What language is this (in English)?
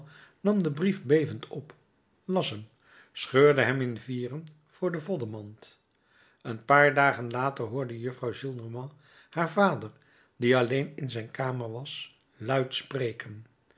Dutch